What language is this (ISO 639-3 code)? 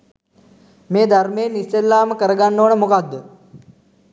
sin